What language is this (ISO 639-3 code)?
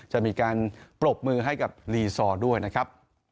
tha